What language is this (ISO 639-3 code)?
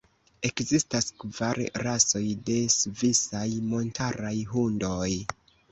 epo